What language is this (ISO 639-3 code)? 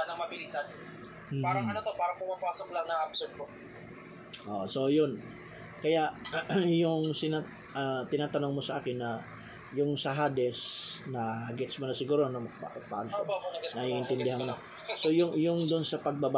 fil